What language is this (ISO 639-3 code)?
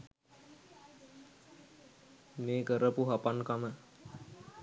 sin